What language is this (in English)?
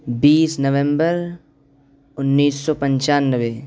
Urdu